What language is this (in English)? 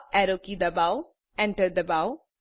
Gujarati